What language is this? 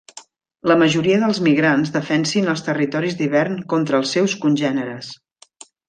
Catalan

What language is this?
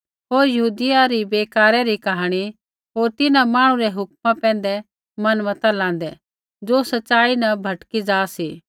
Kullu Pahari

